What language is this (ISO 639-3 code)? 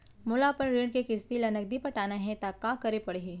hne